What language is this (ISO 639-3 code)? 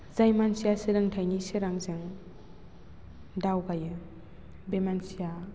brx